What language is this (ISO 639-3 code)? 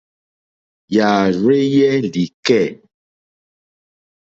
bri